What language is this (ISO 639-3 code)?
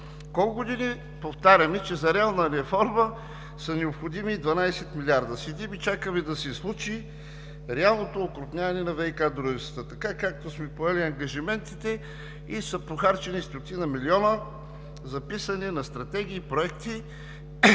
bul